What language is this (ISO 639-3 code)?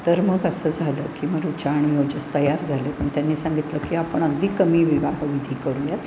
mar